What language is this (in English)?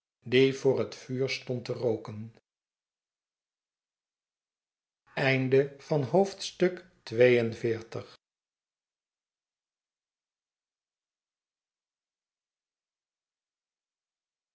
Dutch